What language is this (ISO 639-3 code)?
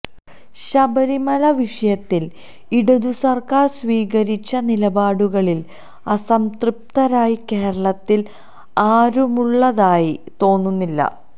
mal